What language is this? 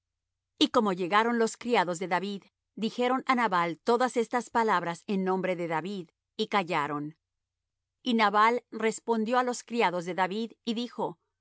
Spanish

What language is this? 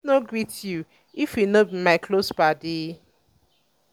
Nigerian Pidgin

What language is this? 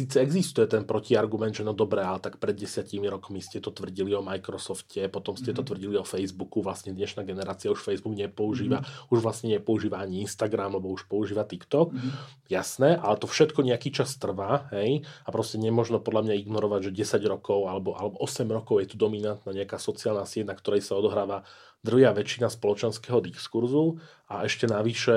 Slovak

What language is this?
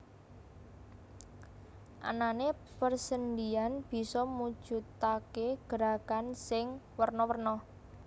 Javanese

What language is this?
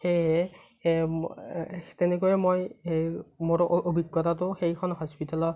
Assamese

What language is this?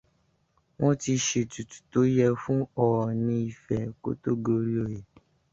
Yoruba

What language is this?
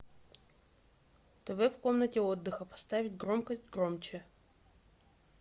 Russian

